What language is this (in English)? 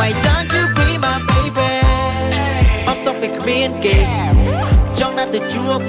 Vietnamese